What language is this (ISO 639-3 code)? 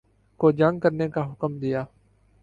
urd